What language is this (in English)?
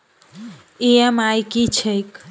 Maithili